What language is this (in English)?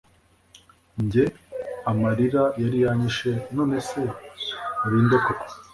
Kinyarwanda